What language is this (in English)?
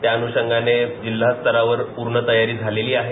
Marathi